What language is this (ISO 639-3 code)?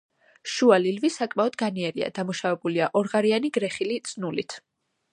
kat